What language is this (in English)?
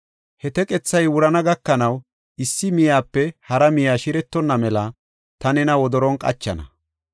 Gofa